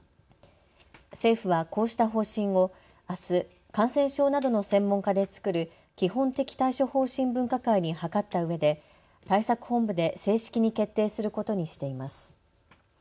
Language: Japanese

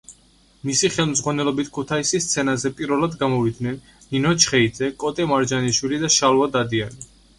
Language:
Georgian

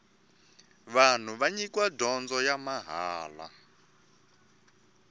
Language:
Tsonga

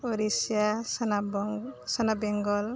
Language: Bodo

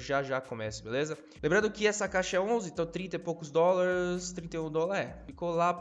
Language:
Portuguese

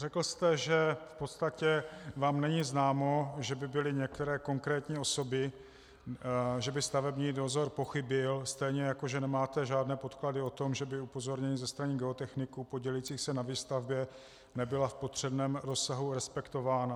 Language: Czech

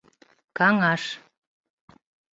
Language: Mari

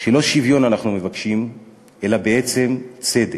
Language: Hebrew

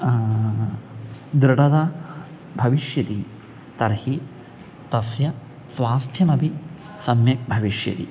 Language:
Sanskrit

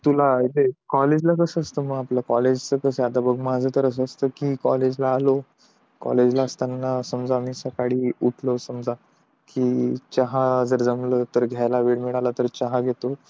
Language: Marathi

